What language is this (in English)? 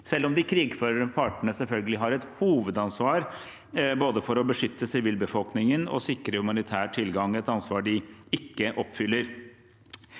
Norwegian